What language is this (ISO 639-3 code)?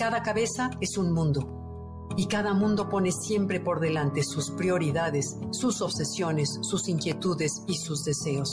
spa